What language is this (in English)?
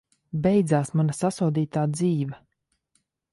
Latvian